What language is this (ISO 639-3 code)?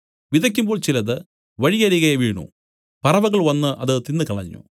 mal